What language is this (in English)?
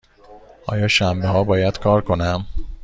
Persian